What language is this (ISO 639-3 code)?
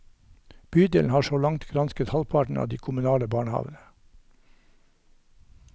nor